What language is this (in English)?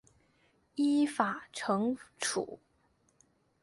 Chinese